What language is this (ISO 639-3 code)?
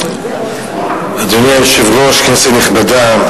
heb